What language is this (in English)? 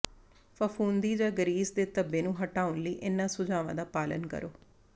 Punjabi